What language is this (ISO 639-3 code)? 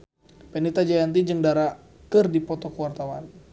sun